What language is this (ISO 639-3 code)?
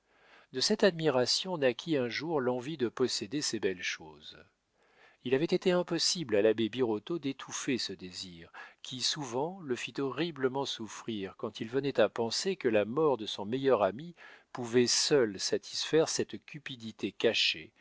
fra